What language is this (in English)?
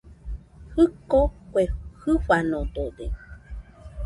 Nüpode Huitoto